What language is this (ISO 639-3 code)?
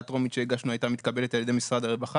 heb